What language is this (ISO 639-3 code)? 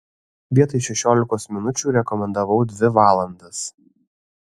lit